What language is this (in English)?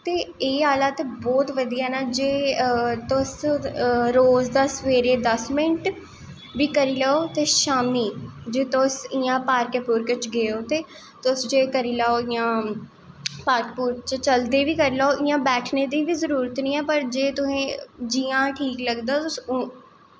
Dogri